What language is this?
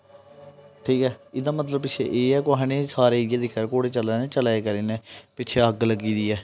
Dogri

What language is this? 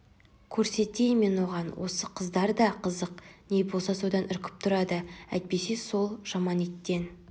Kazakh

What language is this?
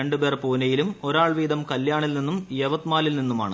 Malayalam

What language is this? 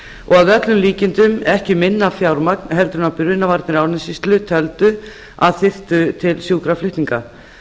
Icelandic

